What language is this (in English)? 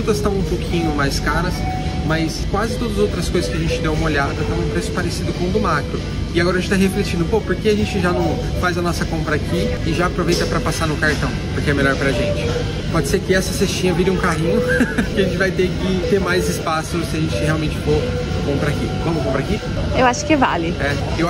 Portuguese